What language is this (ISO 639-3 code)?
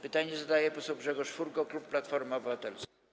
pol